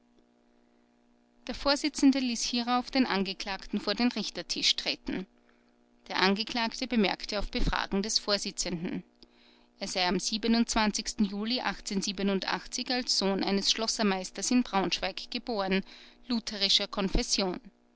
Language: German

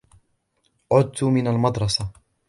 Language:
Arabic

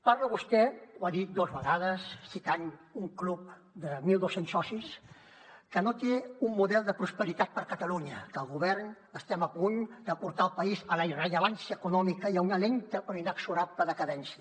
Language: Catalan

